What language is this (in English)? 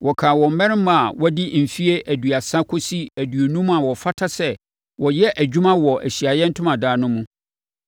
Akan